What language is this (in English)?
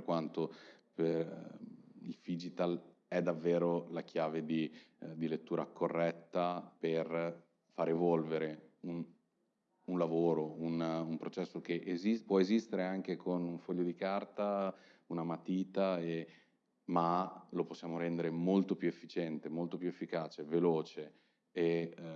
Italian